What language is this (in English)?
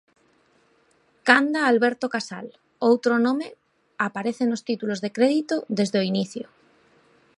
Galician